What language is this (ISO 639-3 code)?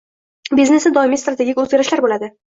uzb